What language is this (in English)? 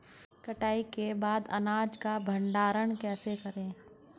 Hindi